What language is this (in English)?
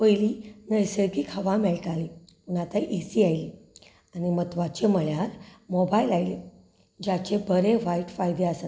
Konkani